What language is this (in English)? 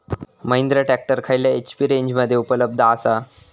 Marathi